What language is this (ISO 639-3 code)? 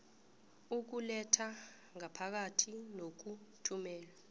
nbl